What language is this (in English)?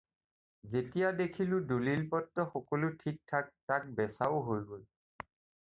Assamese